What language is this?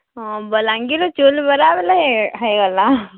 Odia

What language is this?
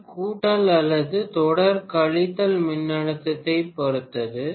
Tamil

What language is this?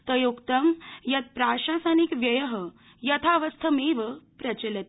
Sanskrit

